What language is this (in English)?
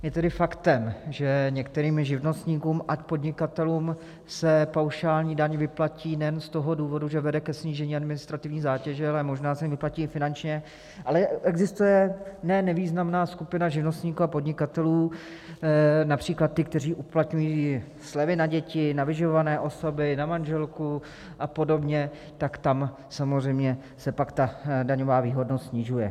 Czech